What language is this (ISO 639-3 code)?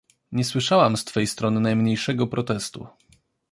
pol